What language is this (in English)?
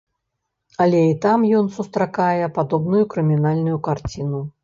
Belarusian